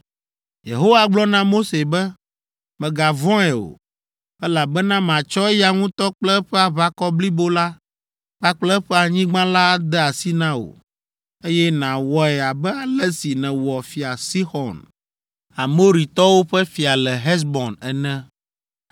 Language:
Ewe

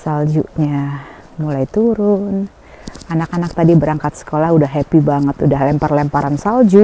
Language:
Indonesian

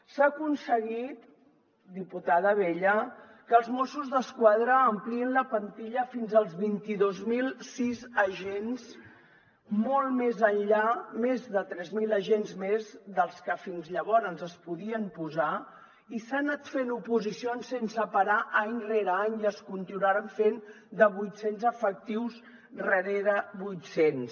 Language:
Catalan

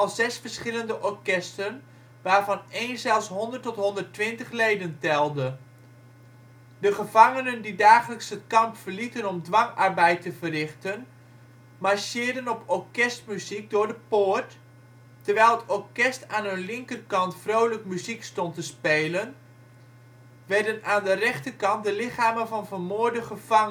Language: Dutch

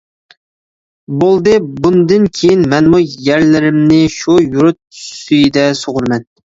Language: Uyghur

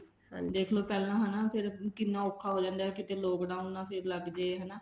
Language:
Punjabi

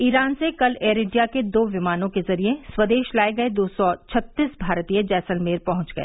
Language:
Hindi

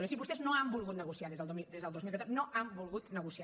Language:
Catalan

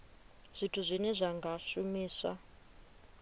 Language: Venda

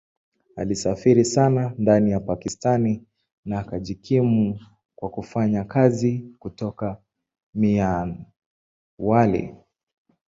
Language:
Swahili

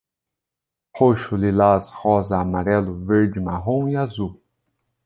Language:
Portuguese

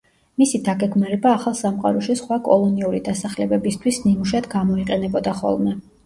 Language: Georgian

